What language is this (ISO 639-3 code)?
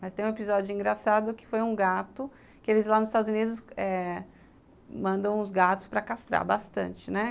por